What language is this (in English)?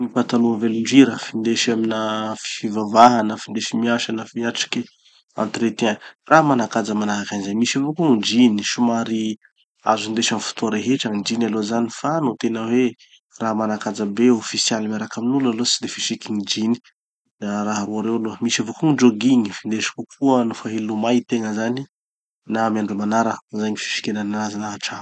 Tanosy Malagasy